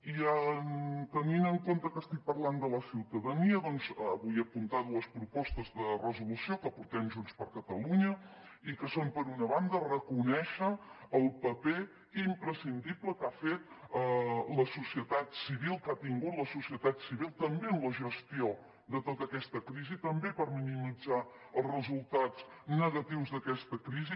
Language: Catalan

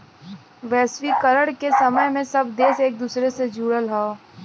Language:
Bhojpuri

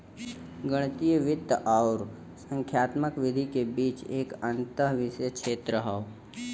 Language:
Bhojpuri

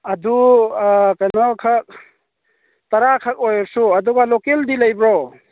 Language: Manipuri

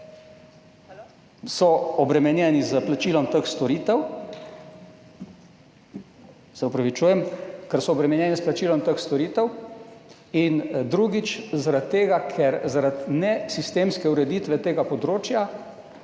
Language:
Slovenian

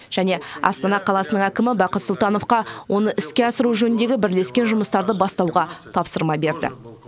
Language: Kazakh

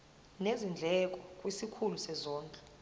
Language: Zulu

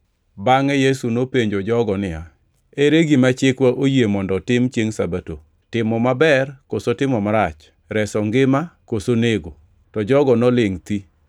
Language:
Luo (Kenya and Tanzania)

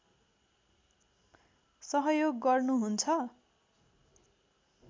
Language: Nepali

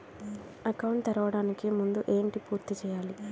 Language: Telugu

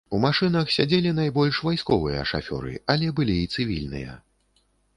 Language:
Belarusian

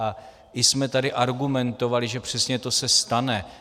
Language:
Czech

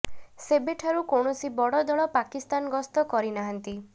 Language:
Odia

